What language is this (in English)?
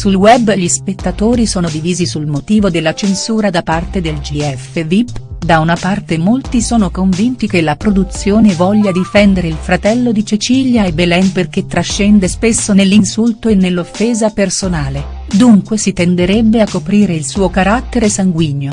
Italian